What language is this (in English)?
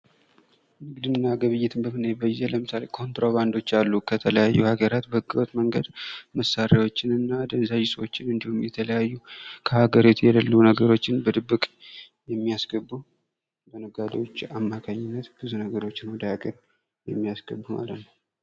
Amharic